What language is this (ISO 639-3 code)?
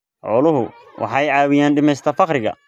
som